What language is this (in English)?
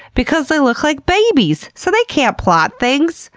English